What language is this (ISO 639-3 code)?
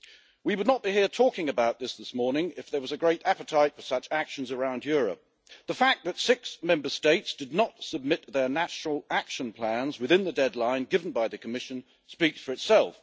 eng